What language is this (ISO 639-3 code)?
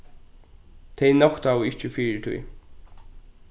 fao